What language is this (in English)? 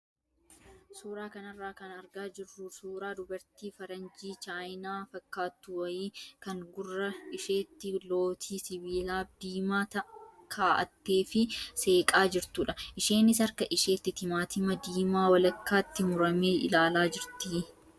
Oromo